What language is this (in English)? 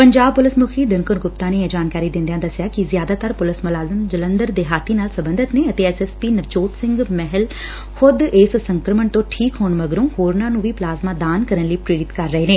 Punjabi